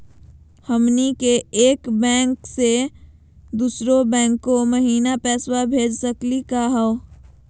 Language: Magahi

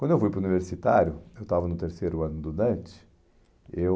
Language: Portuguese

